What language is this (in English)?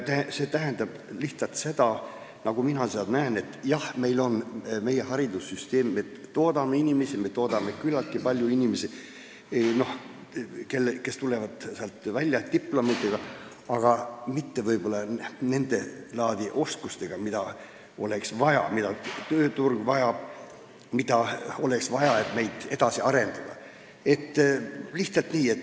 Estonian